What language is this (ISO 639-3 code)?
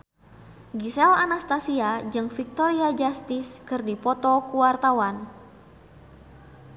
sun